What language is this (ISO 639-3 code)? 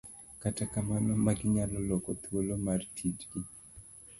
luo